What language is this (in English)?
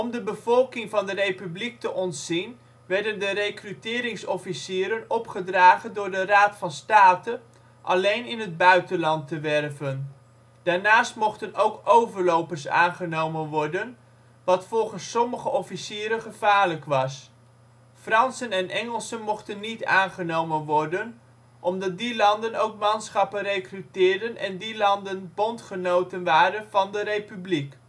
Dutch